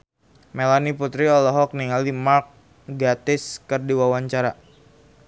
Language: Sundanese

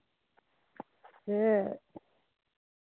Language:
Dogri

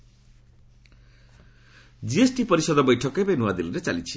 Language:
Odia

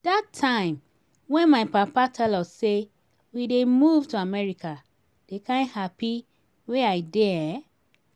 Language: Nigerian Pidgin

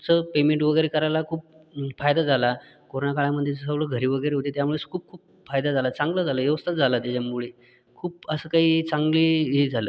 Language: Marathi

